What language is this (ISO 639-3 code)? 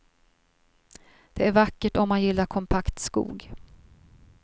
swe